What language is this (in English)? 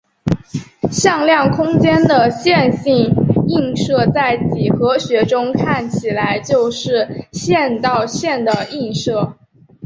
Chinese